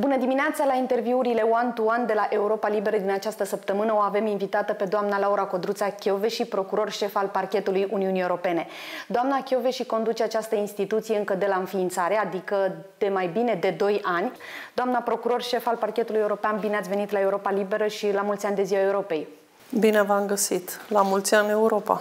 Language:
Romanian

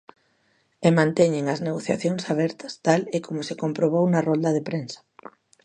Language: Galician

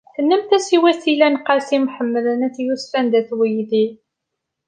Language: Kabyle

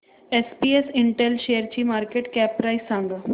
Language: Marathi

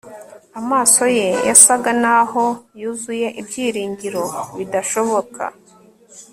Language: Kinyarwanda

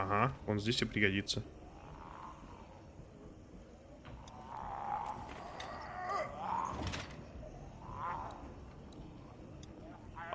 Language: Russian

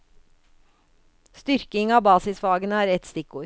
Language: Norwegian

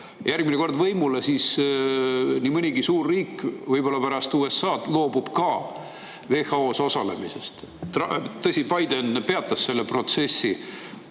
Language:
Estonian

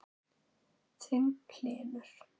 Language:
Icelandic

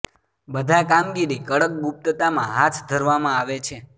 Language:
Gujarati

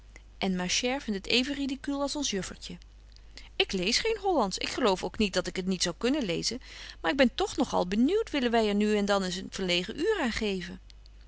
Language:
Dutch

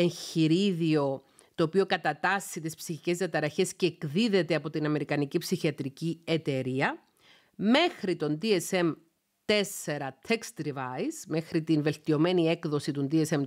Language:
Greek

